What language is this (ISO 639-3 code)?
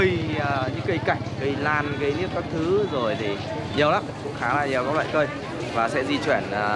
vie